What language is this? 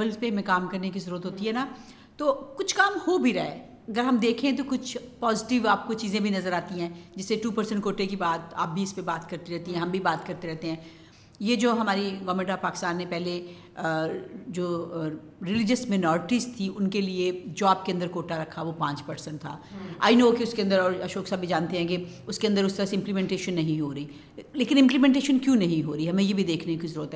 Urdu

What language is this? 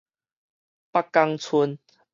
Min Nan Chinese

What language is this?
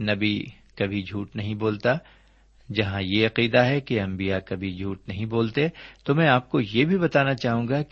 Urdu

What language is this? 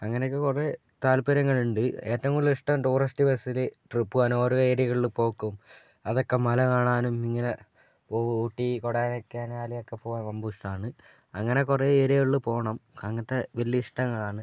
Malayalam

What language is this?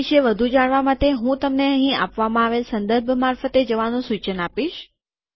Gujarati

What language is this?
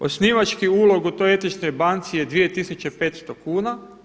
Croatian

